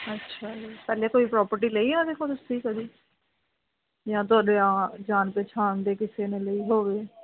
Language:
Punjabi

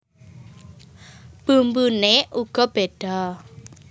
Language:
Javanese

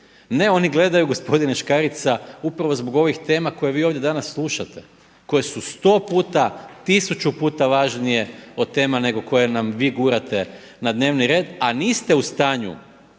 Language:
Croatian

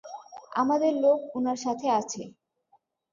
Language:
Bangla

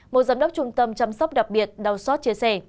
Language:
Vietnamese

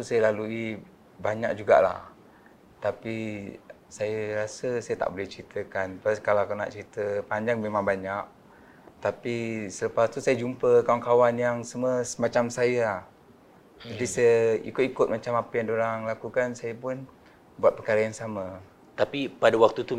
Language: Malay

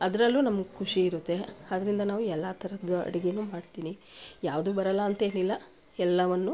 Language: Kannada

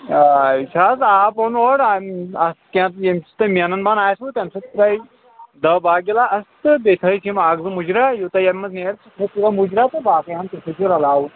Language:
Kashmiri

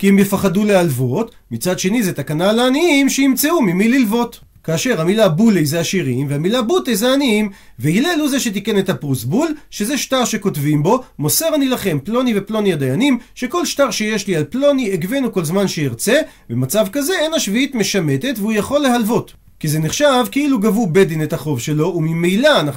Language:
Hebrew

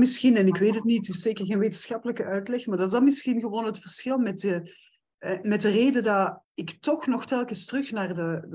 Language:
Dutch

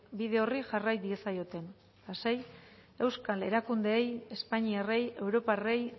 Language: Basque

